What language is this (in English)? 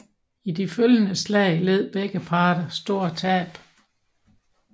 Danish